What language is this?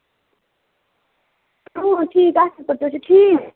Kashmiri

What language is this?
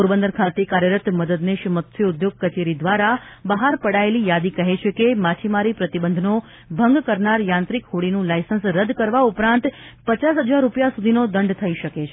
Gujarati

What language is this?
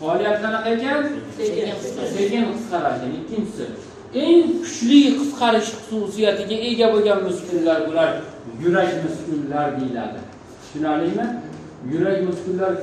Turkish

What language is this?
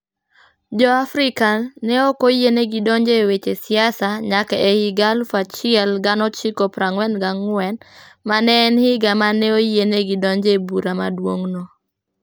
Luo (Kenya and Tanzania)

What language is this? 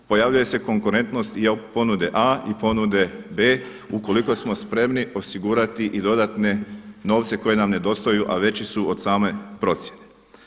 Croatian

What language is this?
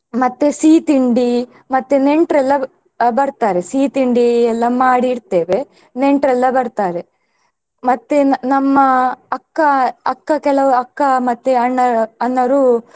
Kannada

